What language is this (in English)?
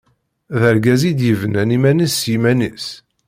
Kabyle